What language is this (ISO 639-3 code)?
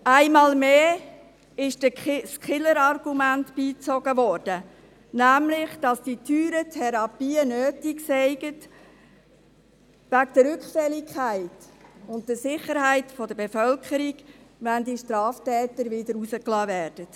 gsw